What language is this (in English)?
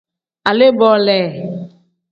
Tem